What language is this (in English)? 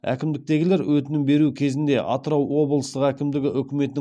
Kazakh